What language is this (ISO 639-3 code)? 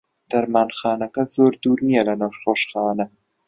ckb